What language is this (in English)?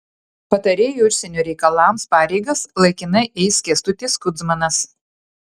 Lithuanian